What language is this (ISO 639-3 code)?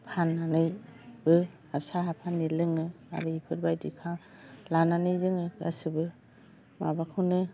brx